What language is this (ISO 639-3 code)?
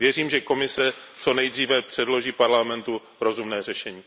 ces